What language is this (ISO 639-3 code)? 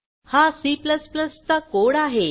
mar